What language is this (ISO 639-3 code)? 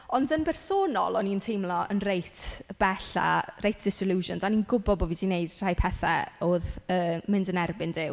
cym